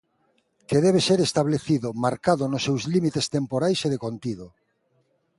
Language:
Galician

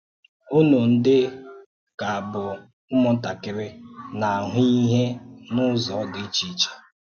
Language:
Igbo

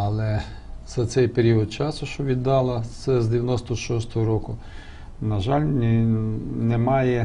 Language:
Ukrainian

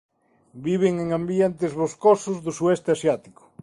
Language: Galician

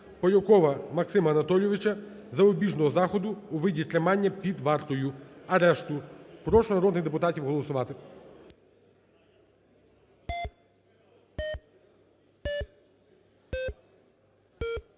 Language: Ukrainian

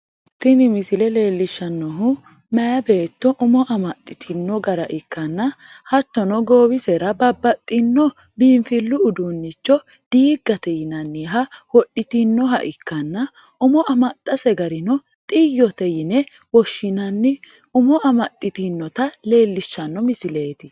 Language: Sidamo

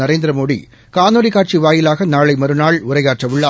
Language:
Tamil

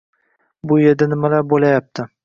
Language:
Uzbek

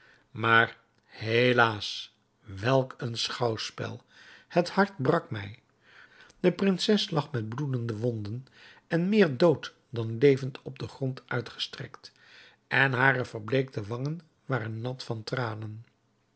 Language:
Dutch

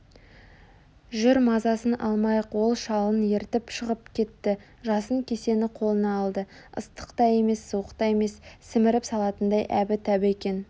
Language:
Kazakh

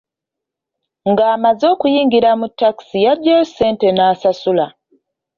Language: Ganda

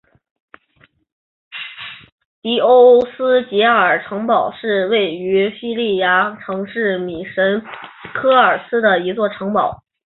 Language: Chinese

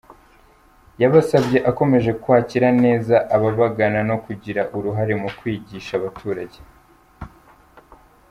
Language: Kinyarwanda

